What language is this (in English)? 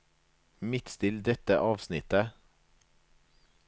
Norwegian